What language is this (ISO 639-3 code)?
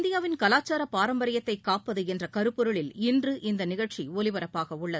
tam